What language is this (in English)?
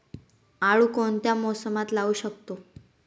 Marathi